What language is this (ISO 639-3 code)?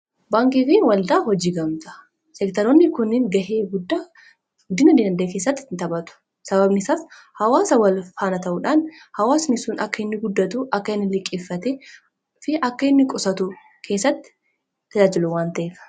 orm